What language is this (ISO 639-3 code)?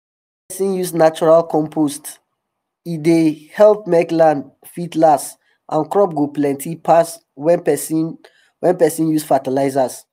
pcm